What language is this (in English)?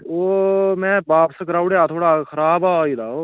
Dogri